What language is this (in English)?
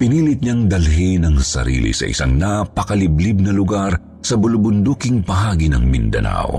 Filipino